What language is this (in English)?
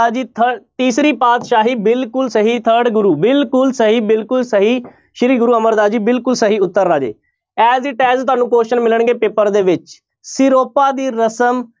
Punjabi